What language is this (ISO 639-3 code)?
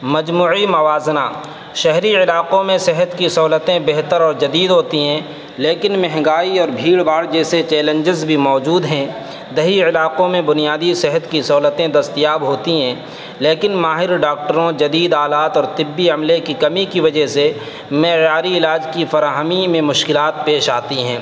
urd